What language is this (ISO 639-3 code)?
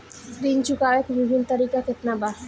bho